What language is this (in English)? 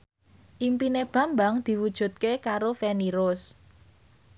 Javanese